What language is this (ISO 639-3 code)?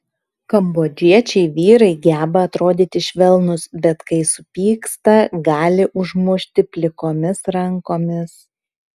lit